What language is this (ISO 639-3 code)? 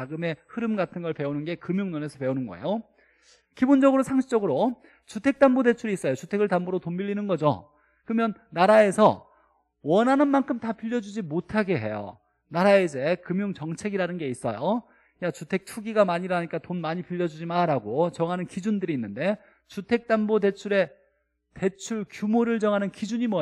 kor